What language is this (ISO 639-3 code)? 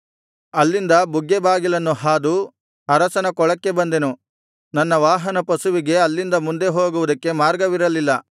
kan